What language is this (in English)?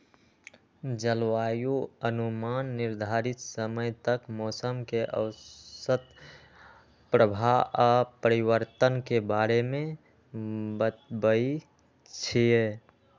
Magahi